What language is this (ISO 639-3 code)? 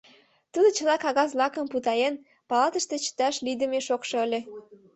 chm